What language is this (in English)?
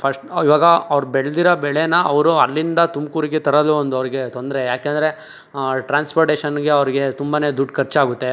Kannada